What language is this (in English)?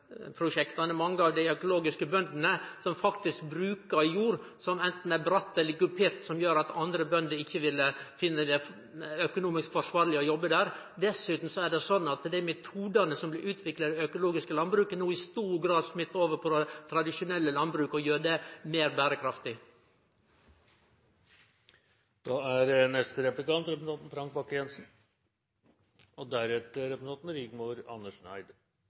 Norwegian